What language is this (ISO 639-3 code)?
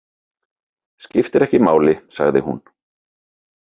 isl